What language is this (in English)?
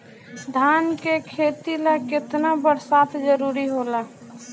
Bhojpuri